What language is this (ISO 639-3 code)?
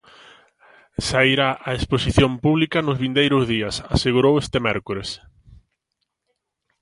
glg